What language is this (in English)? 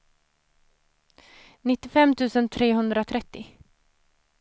Swedish